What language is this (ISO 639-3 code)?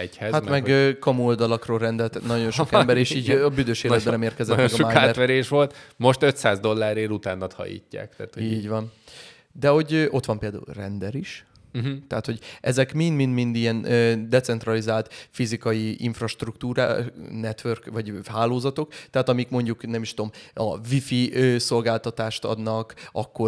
hun